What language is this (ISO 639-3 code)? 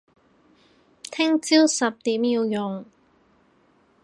yue